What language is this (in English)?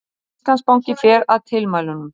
Icelandic